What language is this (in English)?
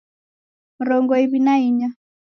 Taita